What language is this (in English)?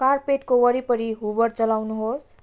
Nepali